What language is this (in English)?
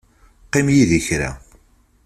Kabyle